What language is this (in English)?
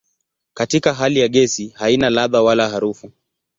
Swahili